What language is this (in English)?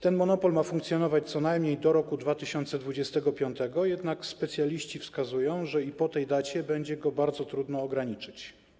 Polish